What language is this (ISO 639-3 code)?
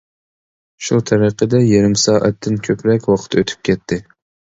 uig